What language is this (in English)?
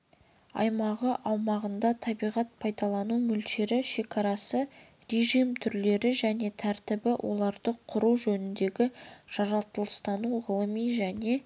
Kazakh